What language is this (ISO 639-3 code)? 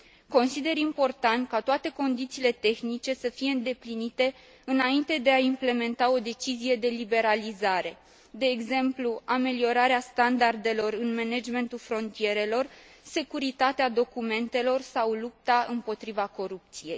ron